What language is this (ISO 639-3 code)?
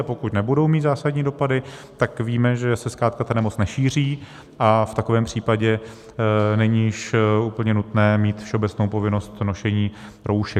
ces